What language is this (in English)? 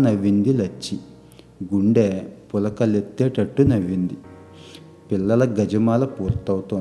Telugu